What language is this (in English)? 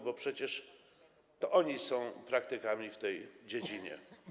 Polish